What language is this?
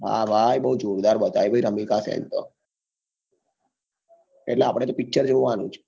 Gujarati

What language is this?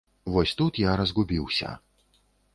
Belarusian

